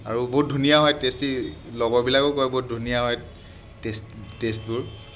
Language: Assamese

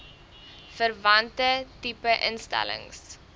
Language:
Afrikaans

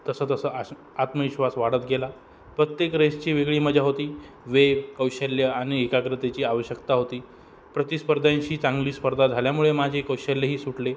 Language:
Marathi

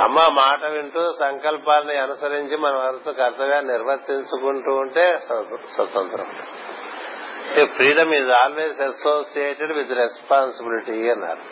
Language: Telugu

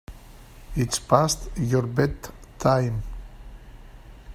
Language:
English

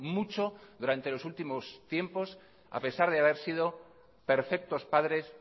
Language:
Spanish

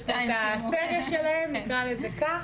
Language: Hebrew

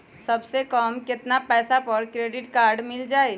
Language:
Magahi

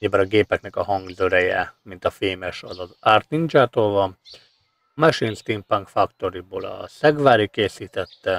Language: Hungarian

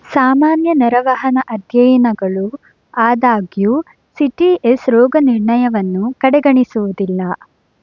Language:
Kannada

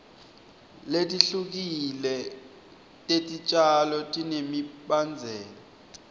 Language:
Swati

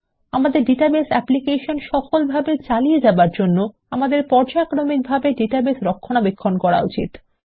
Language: Bangla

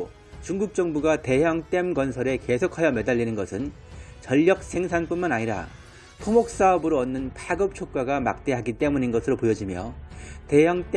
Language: Korean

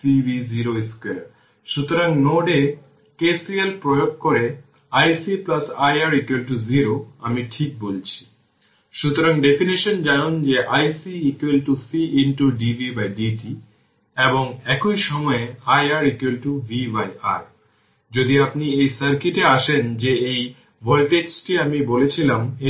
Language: Bangla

